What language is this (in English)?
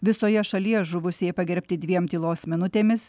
Lithuanian